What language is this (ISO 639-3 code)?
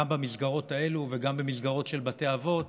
heb